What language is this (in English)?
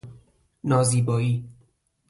Persian